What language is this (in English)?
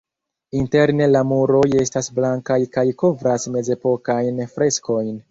Esperanto